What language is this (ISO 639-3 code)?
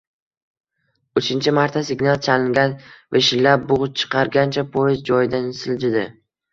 uzb